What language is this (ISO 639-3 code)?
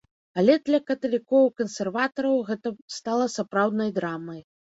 bel